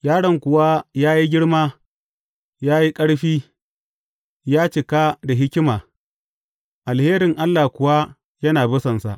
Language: Hausa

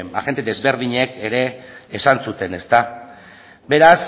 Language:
Basque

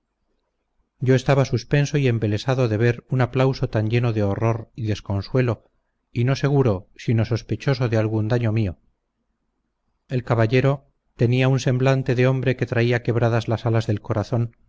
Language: Spanish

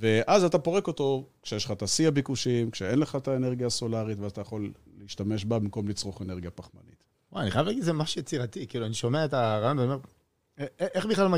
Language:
Hebrew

